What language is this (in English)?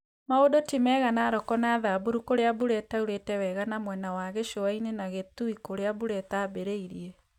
Kikuyu